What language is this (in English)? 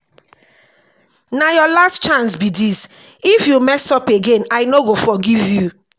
Nigerian Pidgin